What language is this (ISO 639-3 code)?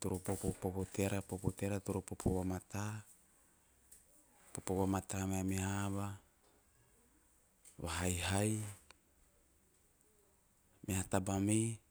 tio